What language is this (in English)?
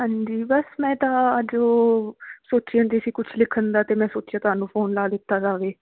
Punjabi